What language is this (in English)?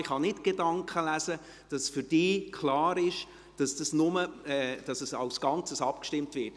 Swiss German